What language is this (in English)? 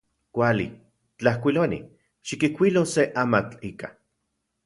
Central Puebla Nahuatl